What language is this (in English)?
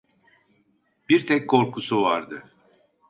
Turkish